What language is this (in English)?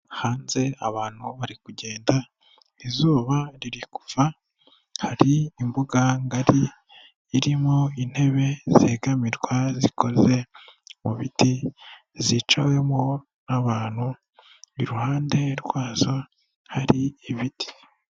Kinyarwanda